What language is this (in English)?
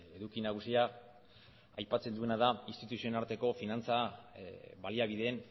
Basque